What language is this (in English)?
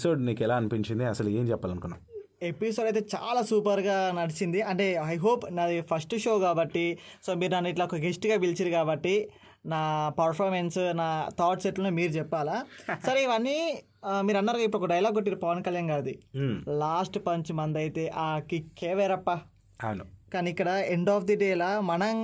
Telugu